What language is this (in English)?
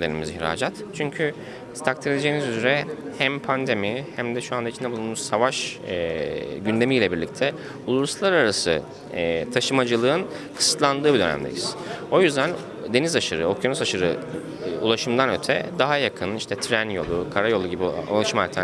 Turkish